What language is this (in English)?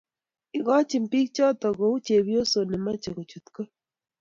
Kalenjin